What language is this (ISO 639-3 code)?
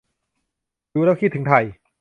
tha